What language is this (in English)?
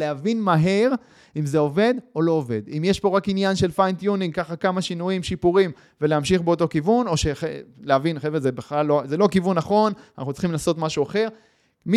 Hebrew